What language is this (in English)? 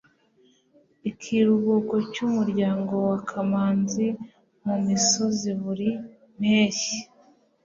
Kinyarwanda